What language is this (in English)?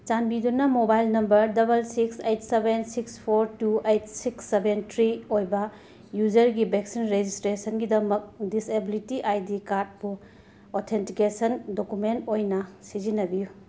Manipuri